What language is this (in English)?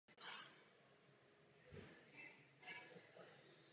Czech